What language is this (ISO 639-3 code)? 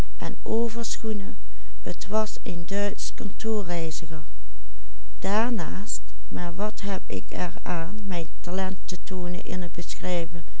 nld